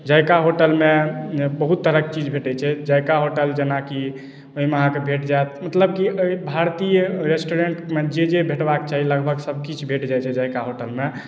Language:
Maithili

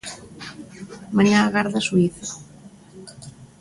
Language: Galician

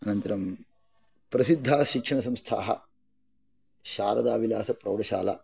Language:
Sanskrit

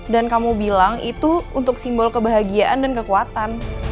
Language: Indonesian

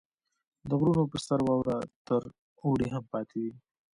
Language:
Pashto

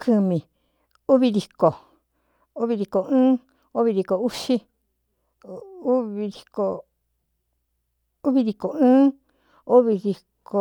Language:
Cuyamecalco Mixtec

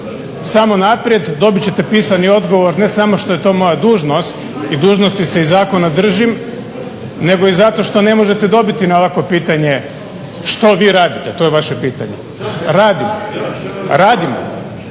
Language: Croatian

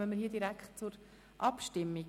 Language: Swiss German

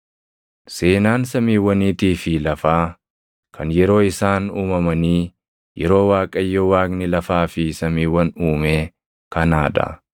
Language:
Oromo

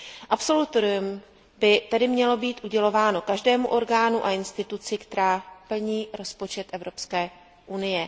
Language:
Czech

